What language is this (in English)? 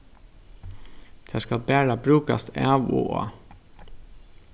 Faroese